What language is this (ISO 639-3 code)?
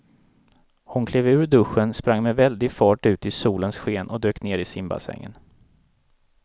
swe